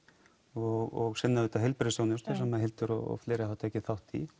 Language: Icelandic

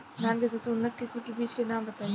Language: Bhojpuri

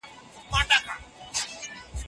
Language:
Pashto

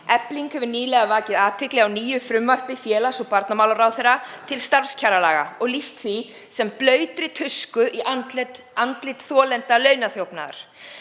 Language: Icelandic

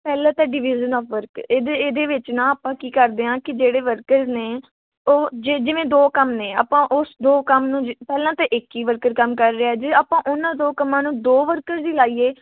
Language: Punjabi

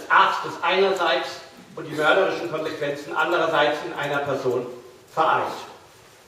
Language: German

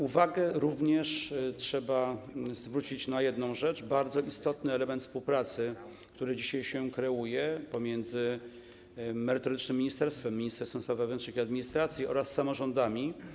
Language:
Polish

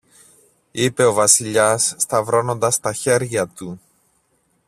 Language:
Greek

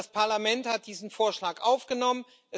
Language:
German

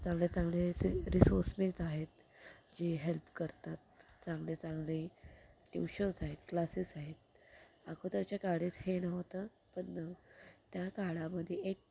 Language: Marathi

